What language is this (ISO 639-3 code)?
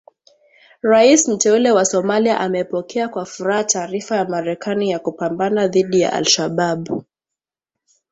swa